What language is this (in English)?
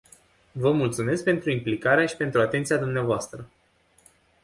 Romanian